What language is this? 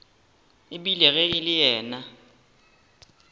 Northern Sotho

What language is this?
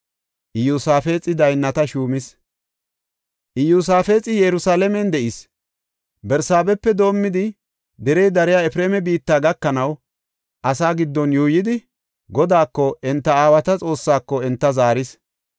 Gofa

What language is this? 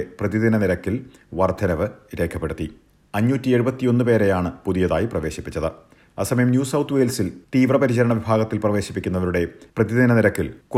Malayalam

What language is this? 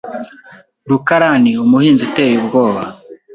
Kinyarwanda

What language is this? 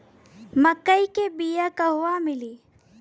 Bhojpuri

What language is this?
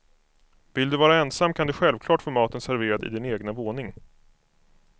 Swedish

